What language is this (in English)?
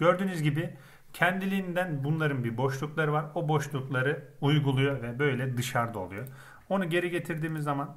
Turkish